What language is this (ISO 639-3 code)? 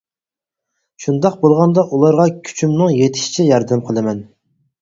uig